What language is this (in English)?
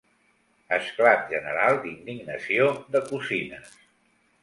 Catalan